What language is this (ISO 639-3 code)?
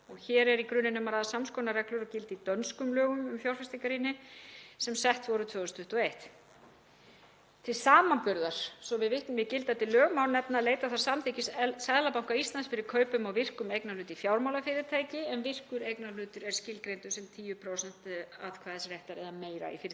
isl